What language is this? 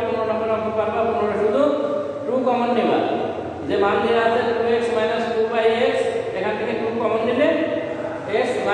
Indonesian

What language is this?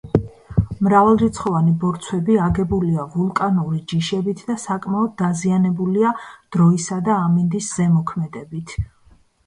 Georgian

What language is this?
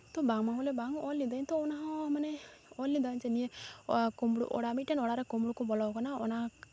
Santali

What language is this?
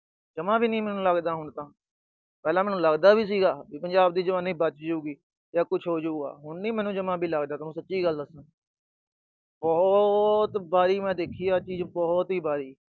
Punjabi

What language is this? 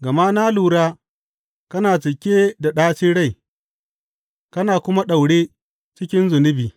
Hausa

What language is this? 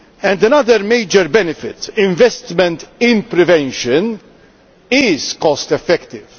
English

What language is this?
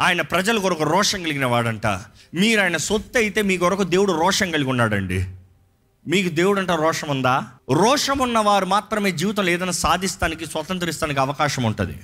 Telugu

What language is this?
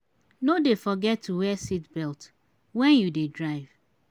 Nigerian Pidgin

